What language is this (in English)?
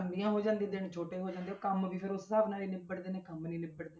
Punjabi